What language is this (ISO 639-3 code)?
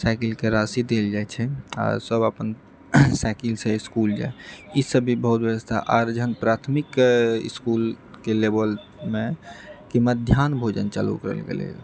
mai